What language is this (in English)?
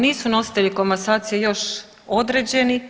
Croatian